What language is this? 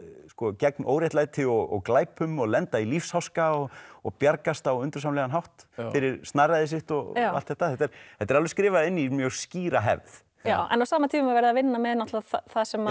Icelandic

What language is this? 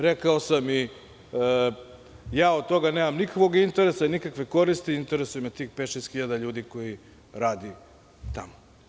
Serbian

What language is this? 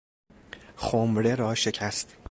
Persian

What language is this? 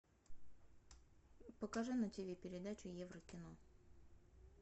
Russian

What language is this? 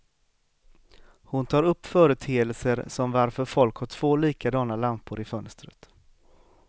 Swedish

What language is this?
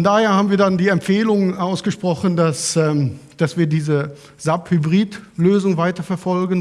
German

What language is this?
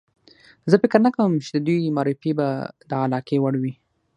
Pashto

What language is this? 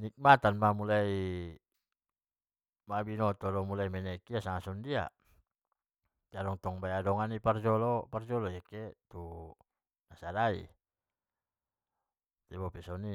Batak Mandailing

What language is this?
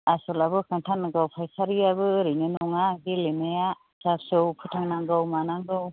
Bodo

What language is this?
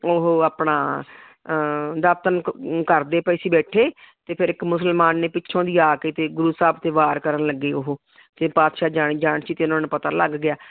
Punjabi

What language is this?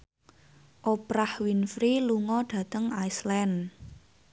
Javanese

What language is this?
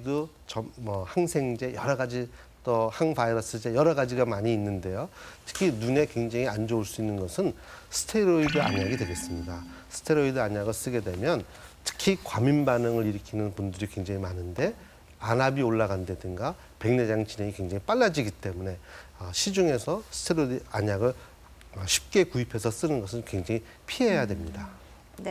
Korean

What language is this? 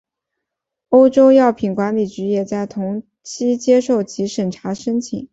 Chinese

